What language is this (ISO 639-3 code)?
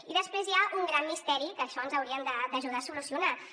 cat